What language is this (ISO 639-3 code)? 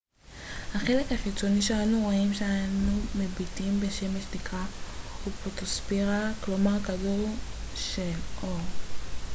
heb